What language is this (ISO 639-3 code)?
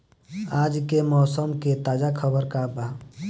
bho